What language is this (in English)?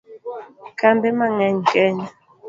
Luo (Kenya and Tanzania)